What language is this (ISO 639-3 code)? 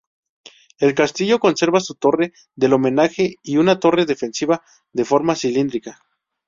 spa